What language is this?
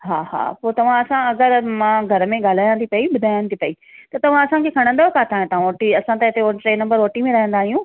Sindhi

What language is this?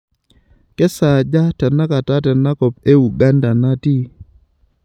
Masai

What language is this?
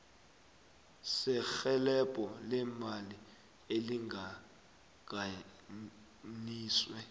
South Ndebele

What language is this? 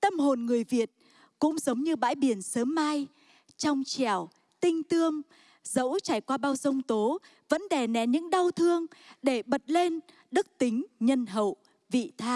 Vietnamese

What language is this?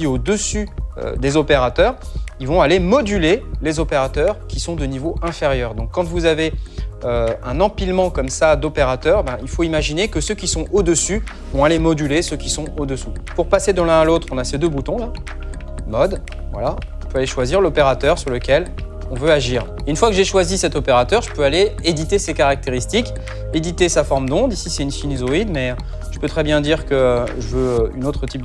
French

